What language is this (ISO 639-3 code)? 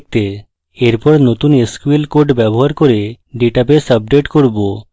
ben